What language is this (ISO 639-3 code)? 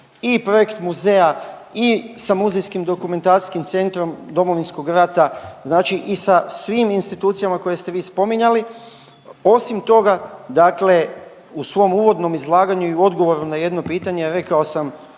hrv